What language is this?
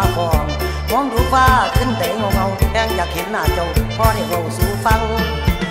Thai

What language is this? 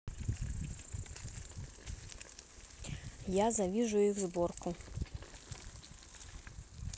Russian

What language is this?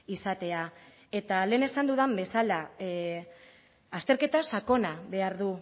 Basque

